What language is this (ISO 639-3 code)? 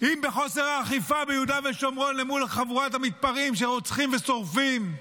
heb